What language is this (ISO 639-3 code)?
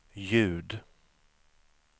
swe